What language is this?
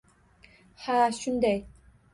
Uzbek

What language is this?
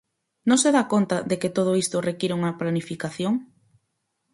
Galician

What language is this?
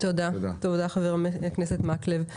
Hebrew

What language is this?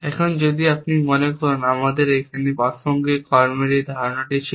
Bangla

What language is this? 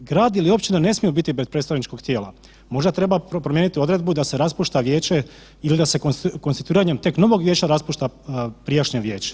Croatian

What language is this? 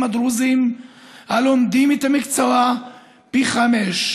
Hebrew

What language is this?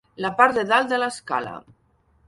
Catalan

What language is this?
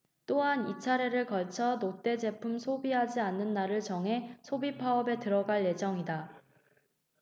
Korean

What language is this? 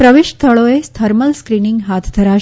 Gujarati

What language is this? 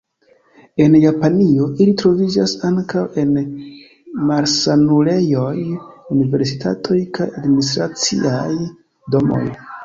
Esperanto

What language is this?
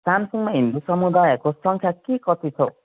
Nepali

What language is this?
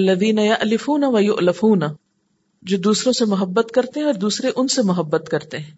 Urdu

